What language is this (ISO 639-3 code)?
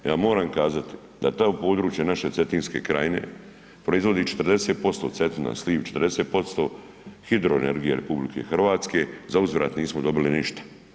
hrv